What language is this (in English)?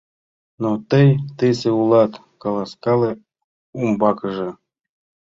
Mari